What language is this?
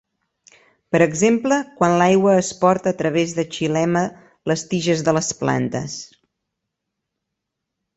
Catalan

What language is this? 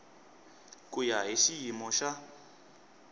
Tsonga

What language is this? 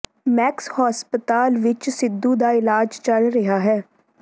Punjabi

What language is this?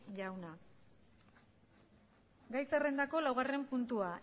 Basque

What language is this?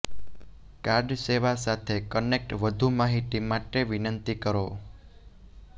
Gujarati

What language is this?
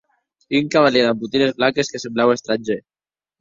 Occitan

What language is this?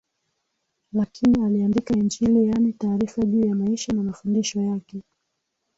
Swahili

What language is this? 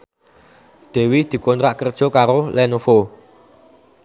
Javanese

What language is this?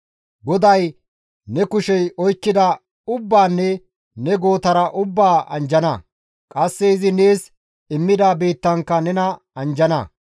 Gamo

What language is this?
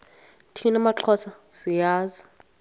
Xhosa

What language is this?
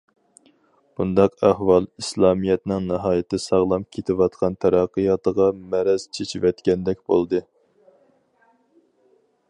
Uyghur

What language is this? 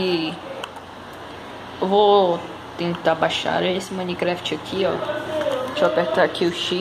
Portuguese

